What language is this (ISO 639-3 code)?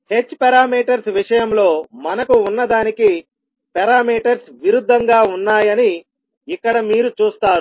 tel